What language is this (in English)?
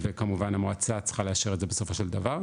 Hebrew